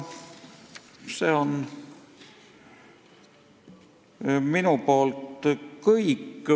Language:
Estonian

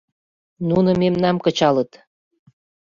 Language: Mari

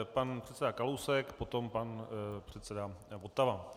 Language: Czech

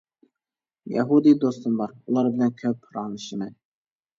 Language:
Uyghur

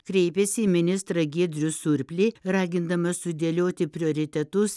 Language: Lithuanian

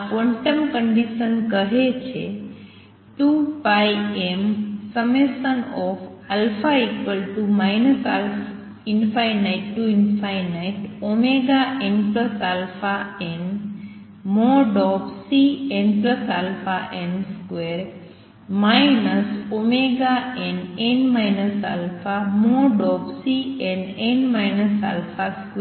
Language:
Gujarati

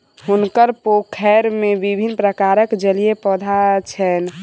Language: Maithili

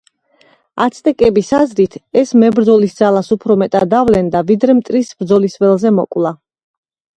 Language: Georgian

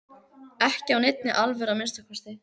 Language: Icelandic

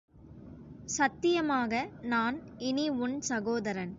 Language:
Tamil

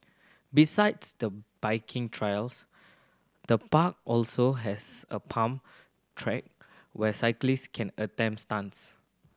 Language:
English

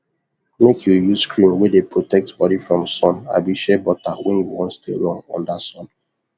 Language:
Nigerian Pidgin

